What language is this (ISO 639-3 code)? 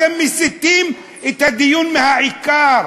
heb